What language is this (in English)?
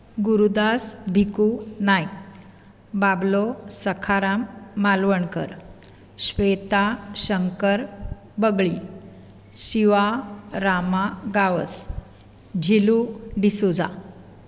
Konkani